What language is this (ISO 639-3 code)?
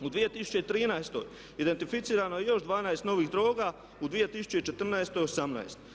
hrv